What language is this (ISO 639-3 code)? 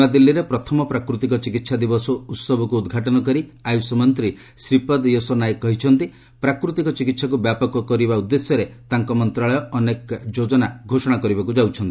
ori